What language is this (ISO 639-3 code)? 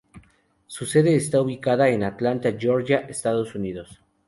spa